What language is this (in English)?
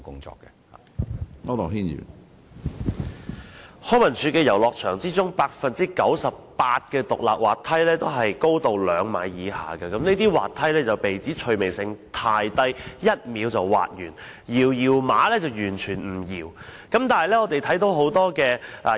Cantonese